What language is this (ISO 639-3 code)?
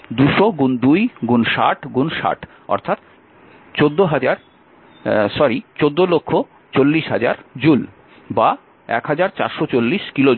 ben